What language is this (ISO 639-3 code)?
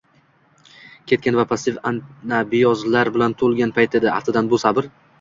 uzb